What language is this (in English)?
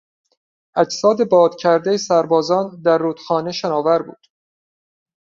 Persian